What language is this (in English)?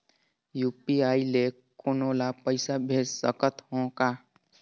Chhattisgarhi